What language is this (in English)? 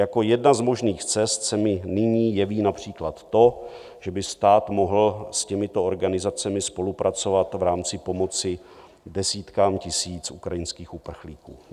Czech